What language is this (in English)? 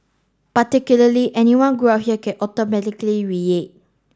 English